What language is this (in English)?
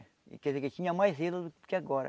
Portuguese